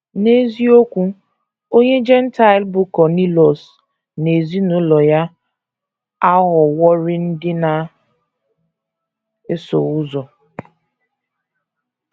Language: Igbo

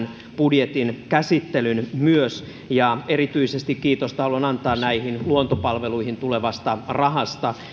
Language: Finnish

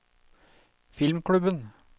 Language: Norwegian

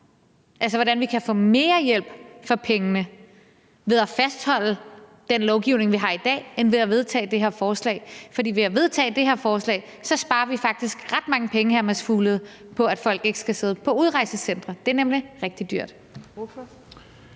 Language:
Danish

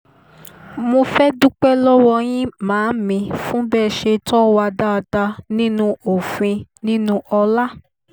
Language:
Yoruba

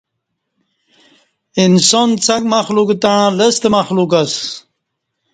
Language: Kati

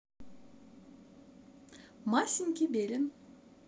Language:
Russian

